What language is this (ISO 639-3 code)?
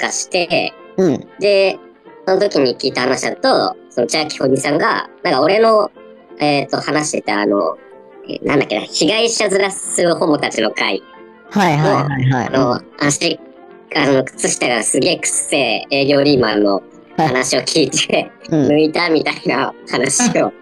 jpn